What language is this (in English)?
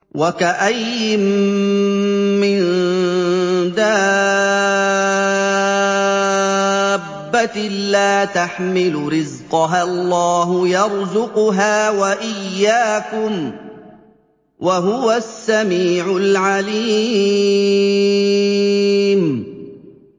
Arabic